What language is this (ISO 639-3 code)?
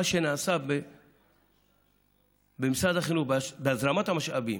heb